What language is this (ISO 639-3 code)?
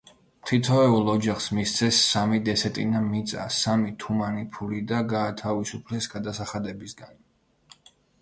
kat